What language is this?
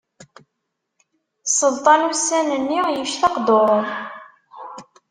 Kabyle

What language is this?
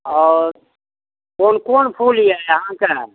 Maithili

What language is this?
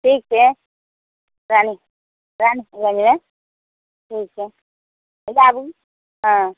Maithili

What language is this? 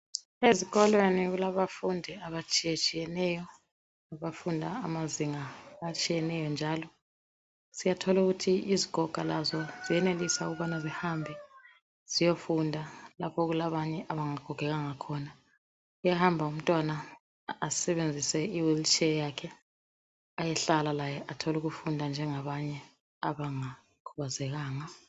North Ndebele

